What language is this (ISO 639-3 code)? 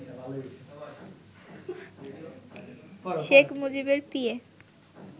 ben